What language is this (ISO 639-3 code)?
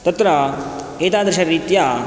san